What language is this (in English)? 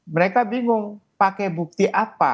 Indonesian